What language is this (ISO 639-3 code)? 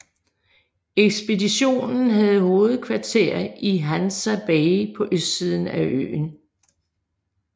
dan